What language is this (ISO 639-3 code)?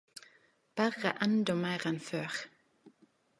nno